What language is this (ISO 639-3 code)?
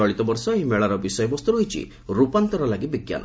ori